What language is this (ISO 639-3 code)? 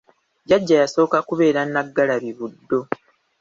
lug